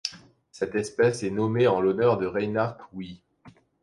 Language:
French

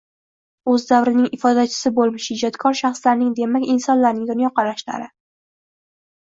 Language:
Uzbek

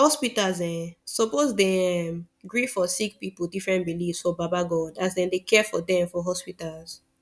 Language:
Nigerian Pidgin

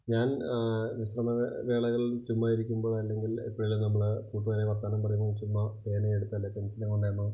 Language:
Malayalam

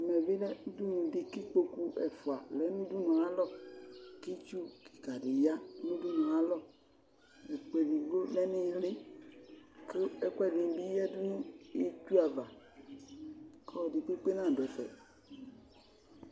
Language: Ikposo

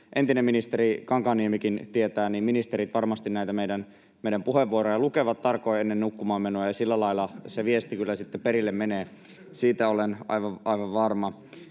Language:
Finnish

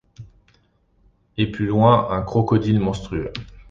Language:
French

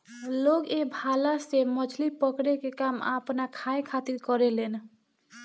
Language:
Bhojpuri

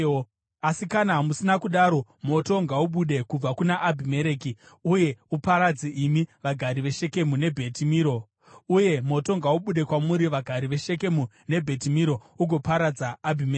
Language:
Shona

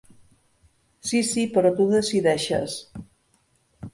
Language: Catalan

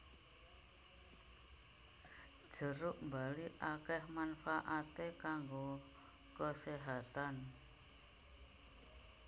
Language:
Javanese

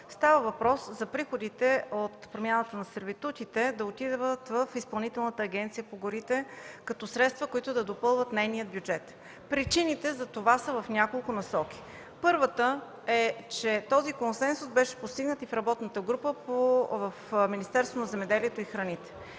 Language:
Bulgarian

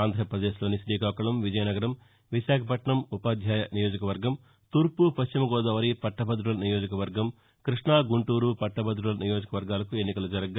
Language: Telugu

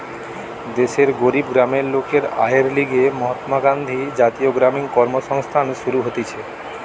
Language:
Bangla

